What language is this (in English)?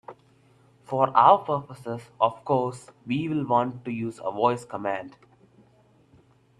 English